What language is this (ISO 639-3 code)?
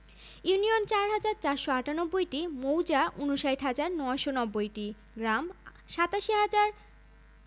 ben